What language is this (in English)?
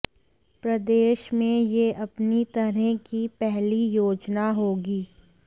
Hindi